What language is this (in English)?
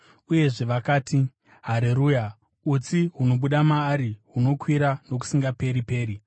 Shona